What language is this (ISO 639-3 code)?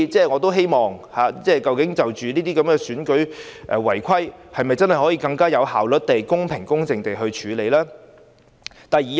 yue